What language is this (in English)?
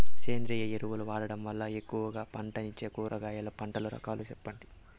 Telugu